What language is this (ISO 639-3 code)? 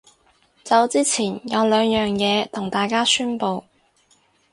yue